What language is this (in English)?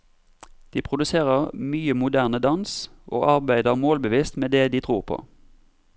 Norwegian